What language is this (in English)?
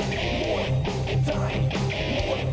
Thai